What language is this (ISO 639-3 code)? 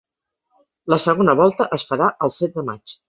cat